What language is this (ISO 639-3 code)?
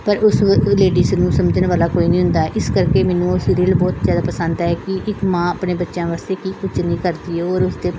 pan